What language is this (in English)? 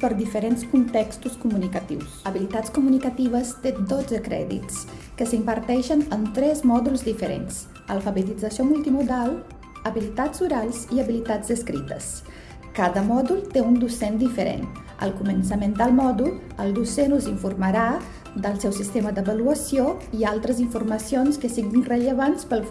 Catalan